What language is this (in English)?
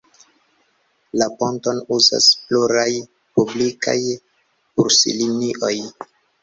Esperanto